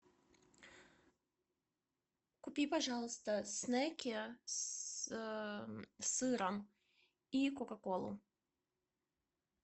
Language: Russian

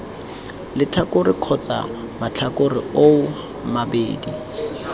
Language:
Tswana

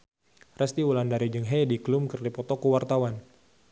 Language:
Sundanese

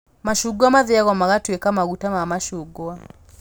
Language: Kikuyu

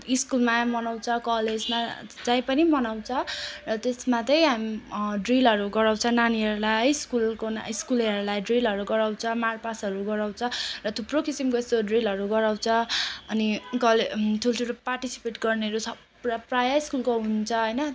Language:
Nepali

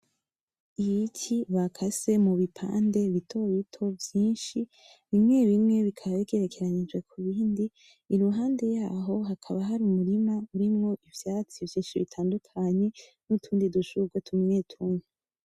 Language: Rundi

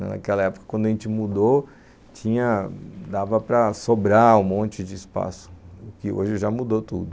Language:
Portuguese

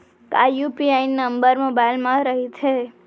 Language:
Chhattisgarhi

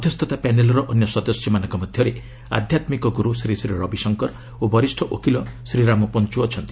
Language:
Odia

